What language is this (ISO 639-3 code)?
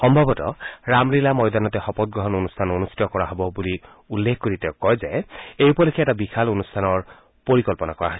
asm